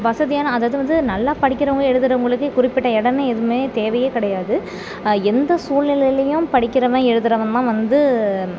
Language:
Tamil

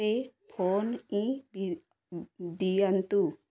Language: Odia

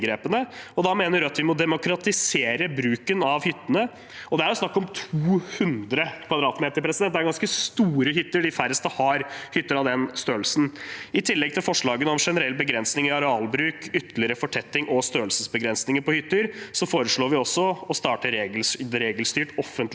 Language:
Norwegian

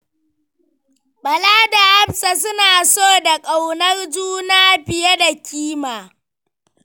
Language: Hausa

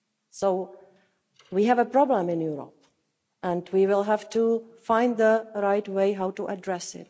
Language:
English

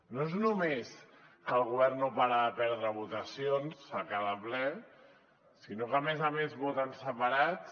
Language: Catalan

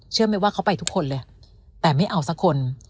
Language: Thai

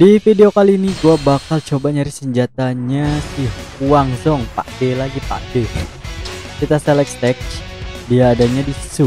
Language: Indonesian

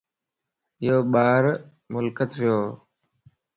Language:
Lasi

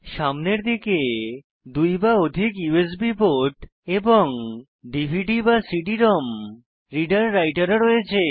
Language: Bangla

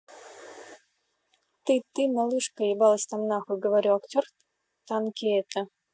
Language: Russian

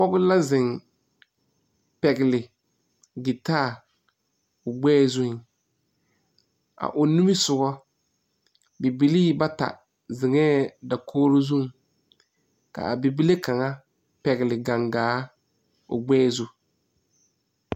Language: Southern Dagaare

